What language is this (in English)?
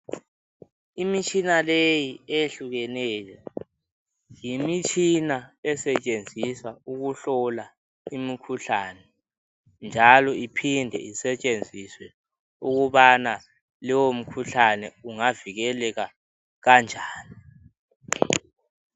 North Ndebele